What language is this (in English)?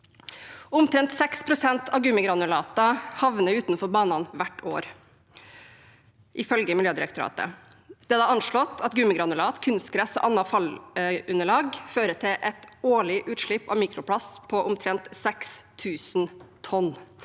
Norwegian